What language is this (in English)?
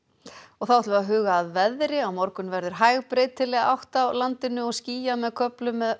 Icelandic